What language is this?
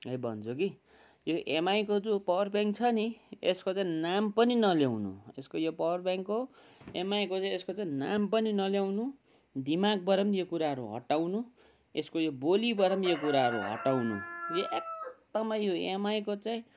Nepali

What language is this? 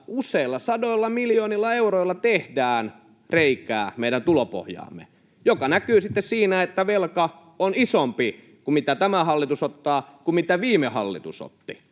Finnish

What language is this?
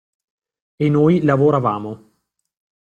Italian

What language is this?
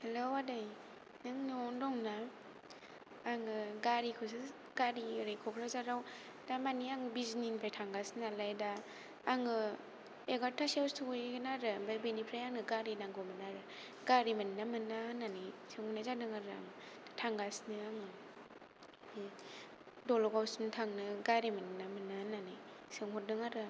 Bodo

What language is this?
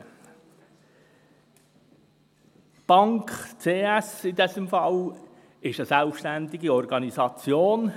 Swiss German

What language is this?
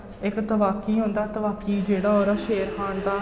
Dogri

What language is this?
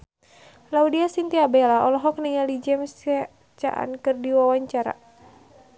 Sundanese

